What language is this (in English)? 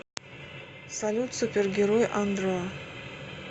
Russian